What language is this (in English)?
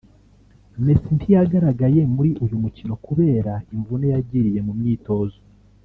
Kinyarwanda